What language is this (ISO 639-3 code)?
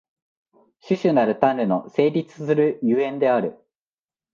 jpn